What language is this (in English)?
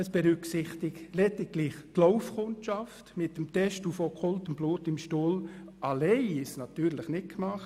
Swiss German